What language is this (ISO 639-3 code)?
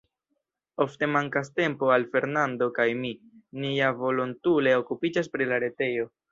epo